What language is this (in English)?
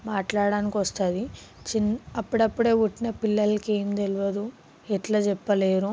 Telugu